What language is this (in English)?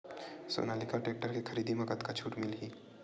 Chhattisgarhi